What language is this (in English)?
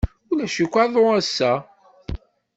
Kabyle